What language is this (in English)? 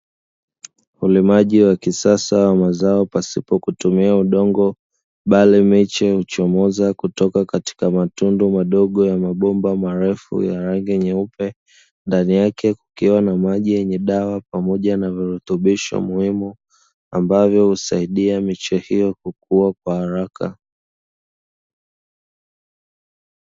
Swahili